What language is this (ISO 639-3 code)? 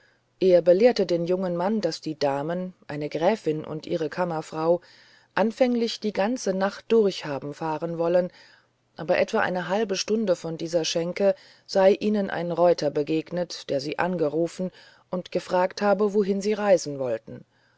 deu